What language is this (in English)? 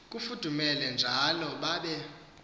Xhosa